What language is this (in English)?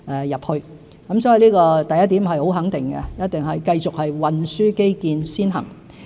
Cantonese